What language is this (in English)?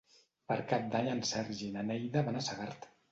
Catalan